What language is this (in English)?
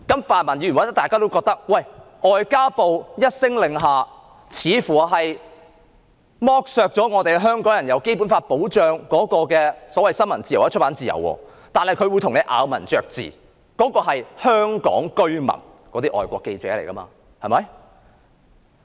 Cantonese